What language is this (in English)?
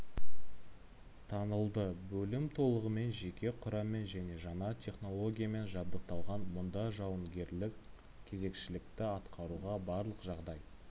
Kazakh